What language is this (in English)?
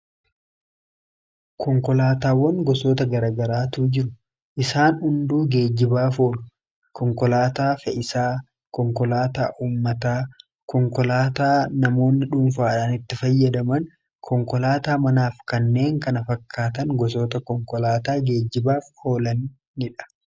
Oromo